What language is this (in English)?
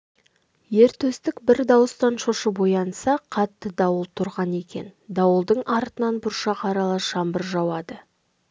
Kazakh